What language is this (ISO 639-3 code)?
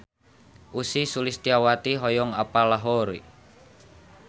sun